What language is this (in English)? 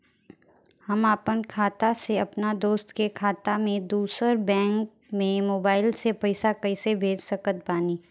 Bhojpuri